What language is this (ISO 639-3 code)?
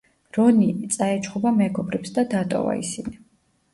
kat